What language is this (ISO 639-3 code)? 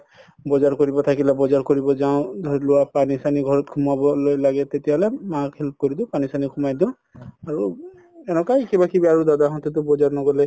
asm